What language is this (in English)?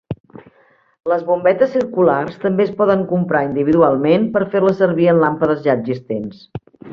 Catalan